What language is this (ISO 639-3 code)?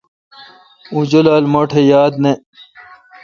xka